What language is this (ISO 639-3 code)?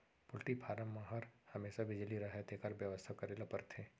hne